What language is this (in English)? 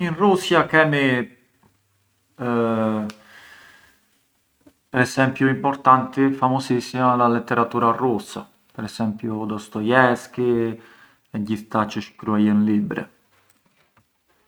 Arbëreshë Albanian